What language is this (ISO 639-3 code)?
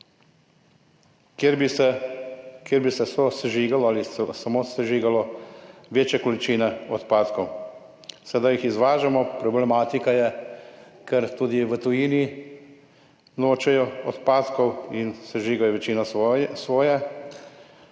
slv